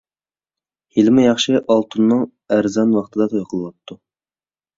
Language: Uyghur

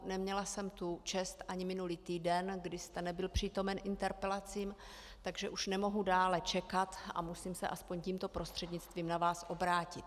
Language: Czech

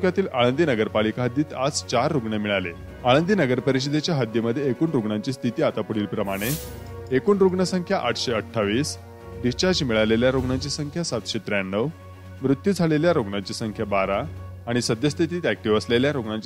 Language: Hindi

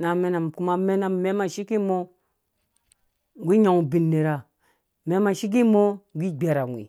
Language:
Dũya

